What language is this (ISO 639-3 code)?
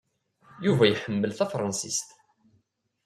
kab